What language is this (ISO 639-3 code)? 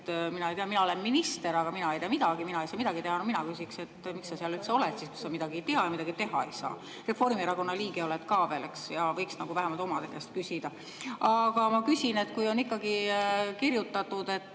est